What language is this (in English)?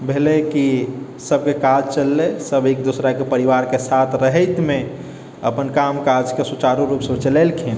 Maithili